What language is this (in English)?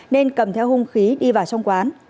Vietnamese